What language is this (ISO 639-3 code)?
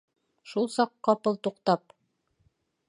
bak